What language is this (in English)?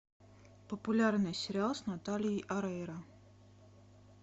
Russian